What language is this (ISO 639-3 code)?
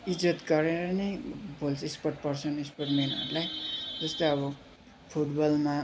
nep